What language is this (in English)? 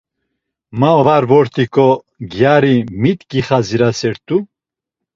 Laz